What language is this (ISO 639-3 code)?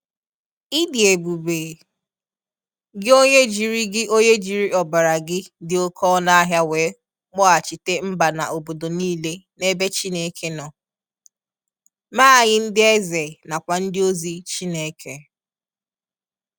ibo